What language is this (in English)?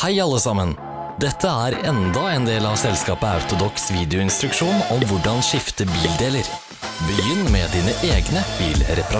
Norwegian